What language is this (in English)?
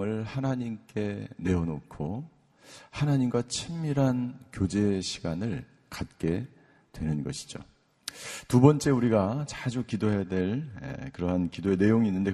Korean